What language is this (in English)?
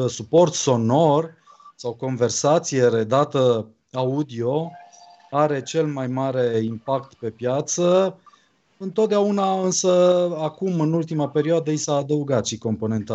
Romanian